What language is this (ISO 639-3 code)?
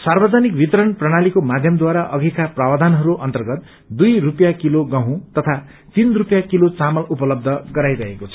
nep